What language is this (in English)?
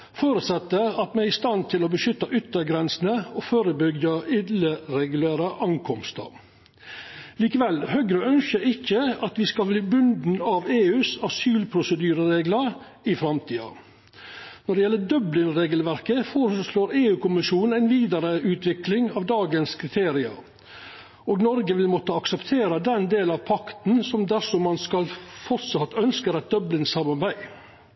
Norwegian Nynorsk